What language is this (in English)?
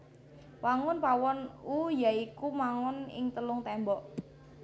Javanese